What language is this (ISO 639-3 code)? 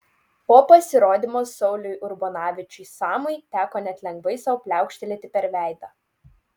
lit